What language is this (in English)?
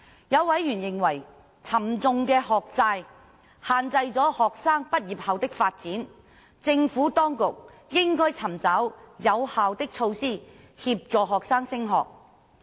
Cantonese